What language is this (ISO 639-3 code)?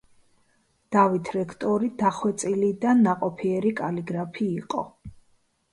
kat